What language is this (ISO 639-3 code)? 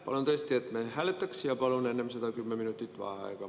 est